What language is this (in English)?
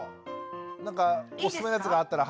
Japanese